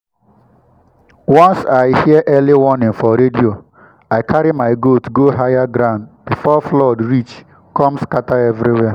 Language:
Nigerian Pidgin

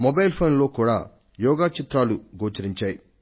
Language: Telugu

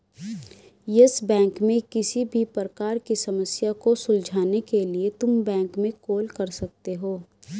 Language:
Hindi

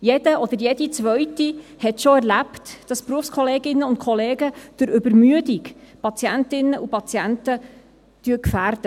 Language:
Swiss German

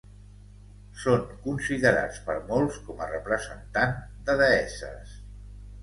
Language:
Catalan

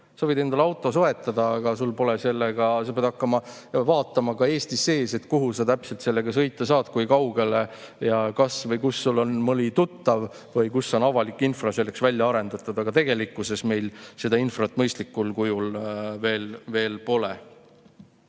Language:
Estonian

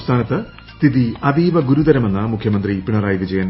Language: Malayalam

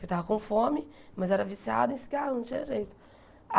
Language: Portuguese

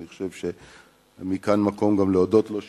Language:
Hebrew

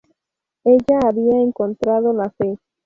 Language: Spanish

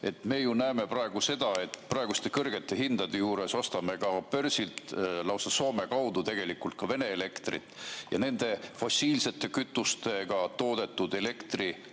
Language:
Estonian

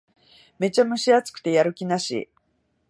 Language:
Japanese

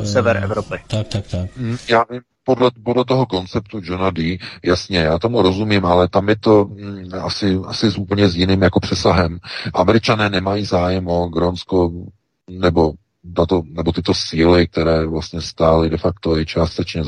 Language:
Czech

